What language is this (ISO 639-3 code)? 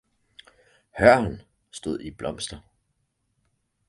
dan